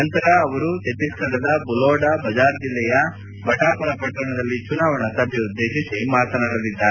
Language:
Kannada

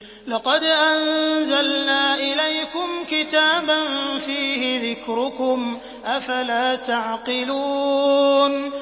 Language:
Arabic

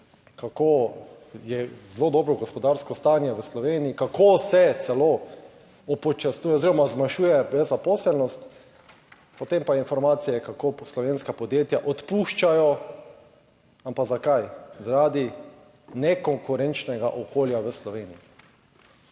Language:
Slovenian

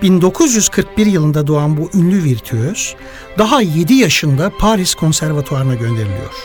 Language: Turkish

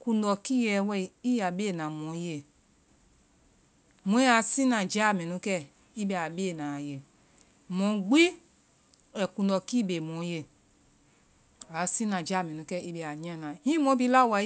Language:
Vai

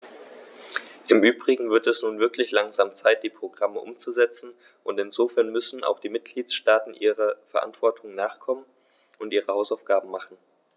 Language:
German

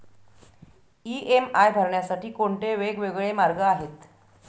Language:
Marathi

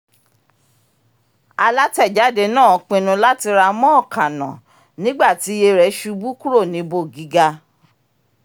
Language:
Yoruba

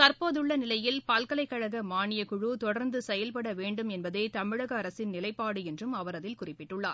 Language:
Tamil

